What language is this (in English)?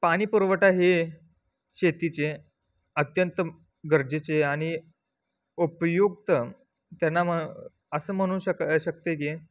Marathi